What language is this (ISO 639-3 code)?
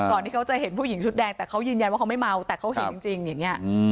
tha